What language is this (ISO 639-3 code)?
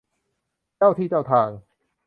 tha